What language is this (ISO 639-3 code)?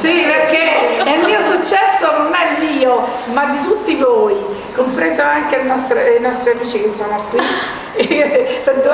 ita